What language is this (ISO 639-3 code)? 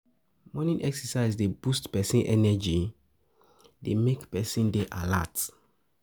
pcm